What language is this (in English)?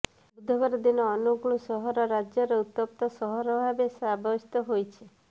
Odia